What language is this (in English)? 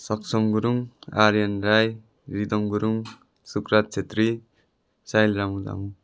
Nepali